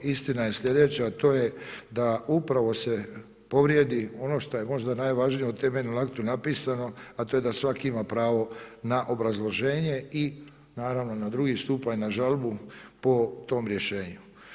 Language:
Croatian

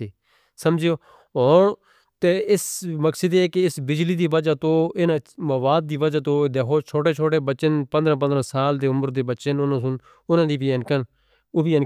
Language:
Northern Hindko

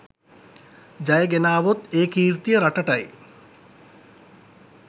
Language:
Sinhala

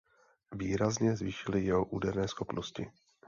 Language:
Czech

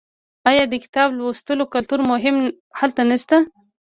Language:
Pashto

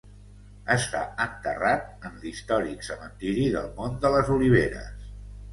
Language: Catalan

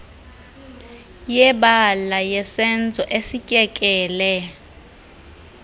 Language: Xhosa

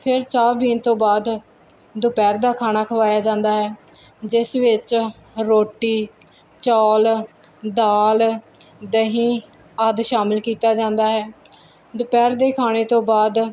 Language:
Punjabi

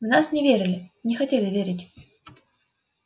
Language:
Russian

